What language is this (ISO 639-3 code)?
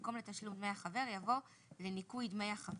heb